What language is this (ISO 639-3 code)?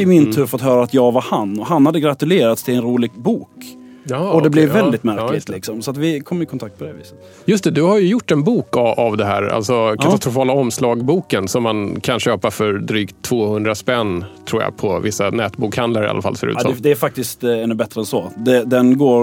swe